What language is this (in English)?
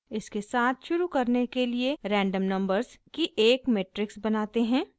Hindi